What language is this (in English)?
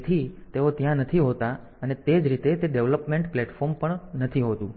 Gujarati